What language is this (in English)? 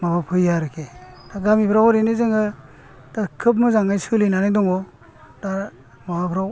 Bodo